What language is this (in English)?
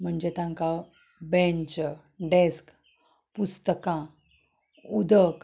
Konkani